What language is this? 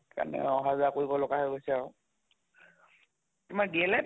Assamese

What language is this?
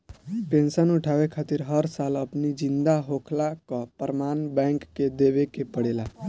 Bhojpuri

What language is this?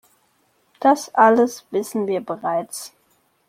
German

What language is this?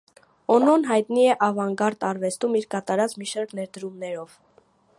Armenian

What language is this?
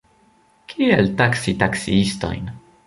Esperanto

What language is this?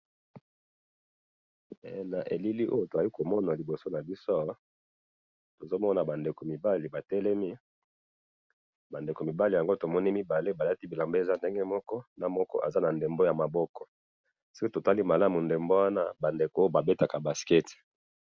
Lingala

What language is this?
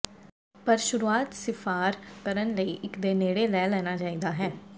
Punjabi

